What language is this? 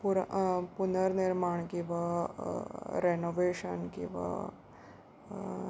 Konkani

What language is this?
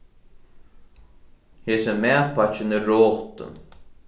Faroese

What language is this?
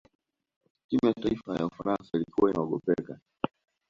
Swahili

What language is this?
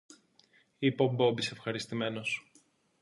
Greek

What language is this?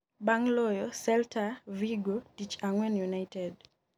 Luo (Kenya and Tanzania)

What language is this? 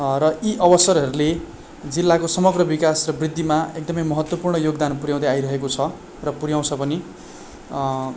Nepali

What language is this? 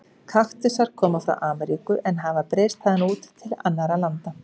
Icelandic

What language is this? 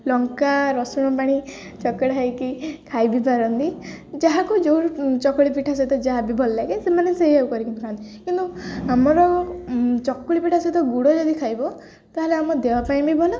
Odia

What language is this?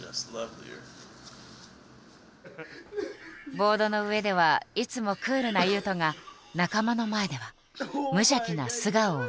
Japanese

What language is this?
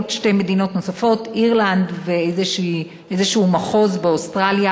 Hebrew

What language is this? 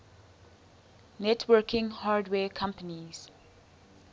English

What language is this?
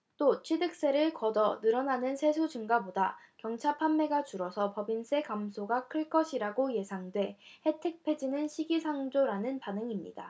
Korean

